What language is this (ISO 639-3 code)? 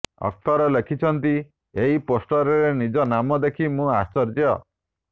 ori